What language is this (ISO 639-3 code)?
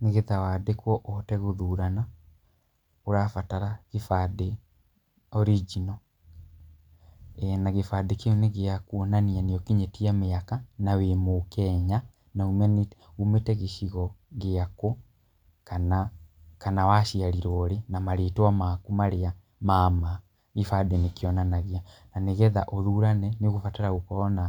kik